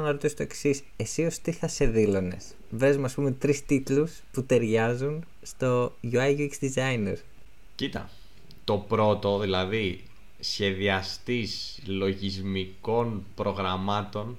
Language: Greek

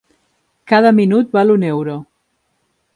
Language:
Catalan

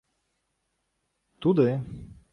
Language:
Ukrainian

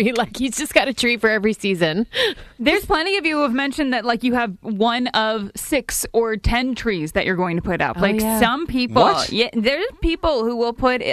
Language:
English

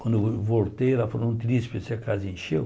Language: Portuguese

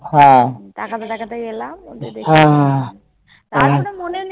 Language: Bangla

